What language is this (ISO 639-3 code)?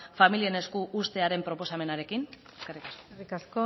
eus